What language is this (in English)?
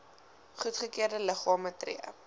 Afrikaans